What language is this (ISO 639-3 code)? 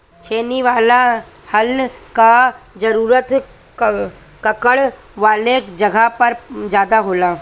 bho